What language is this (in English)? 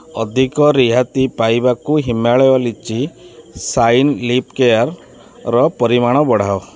Odia